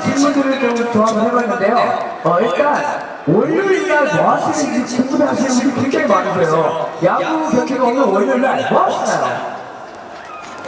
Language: Korean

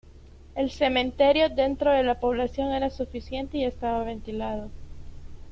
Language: Spanish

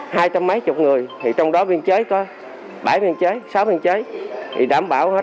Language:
Vietnamese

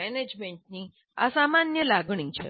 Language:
Gujarati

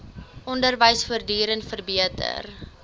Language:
Afrikaans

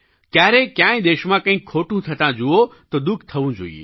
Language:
Gujarati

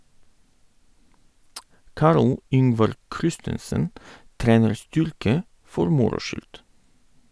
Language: Norwegian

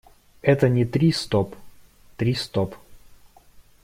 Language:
Russian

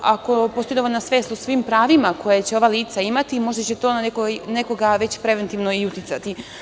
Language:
Serbian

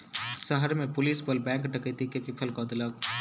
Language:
Maithili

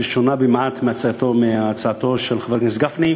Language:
Hebrew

